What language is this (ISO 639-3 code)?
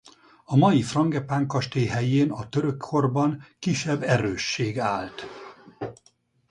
hun